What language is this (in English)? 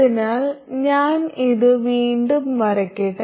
Malayalam